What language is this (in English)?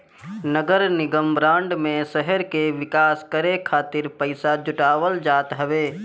Bhojpuri